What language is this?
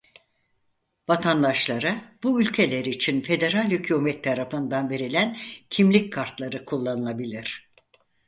Turkish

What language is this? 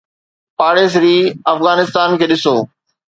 Sindhi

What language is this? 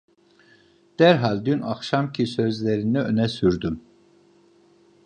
Turkish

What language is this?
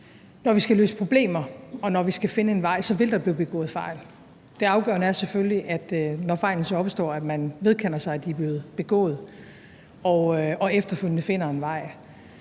Danish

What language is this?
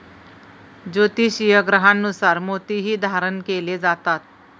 Marathi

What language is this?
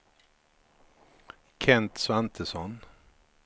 Swedish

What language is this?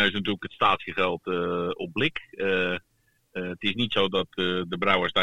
Dutch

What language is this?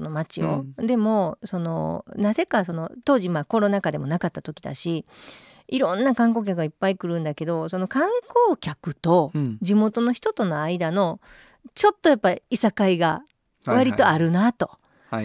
Japanese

